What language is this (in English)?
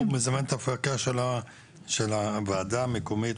Hebrew